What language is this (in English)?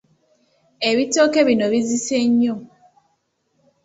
Ganda